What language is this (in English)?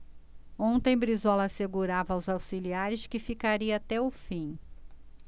Portuguese